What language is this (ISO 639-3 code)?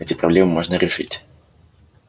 rus